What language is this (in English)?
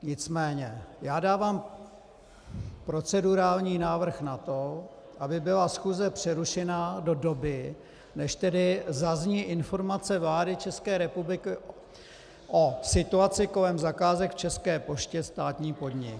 Czech